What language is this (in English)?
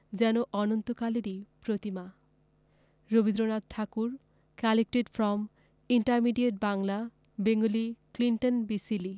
Bangla